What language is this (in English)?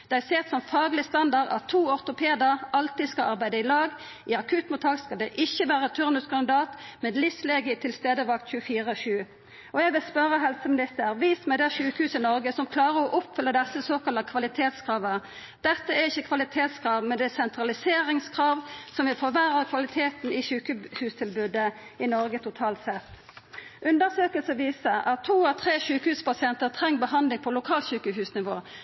Norwegian Nynorsk